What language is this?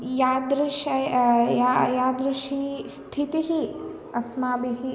Sanskrit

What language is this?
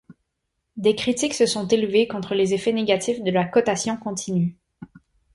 French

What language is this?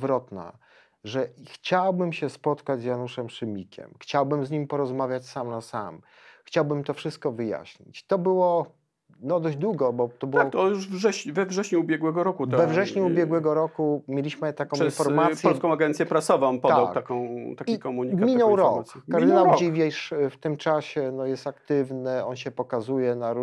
Polish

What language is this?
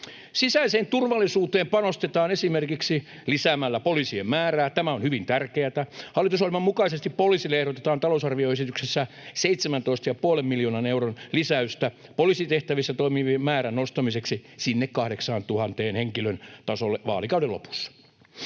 Finnish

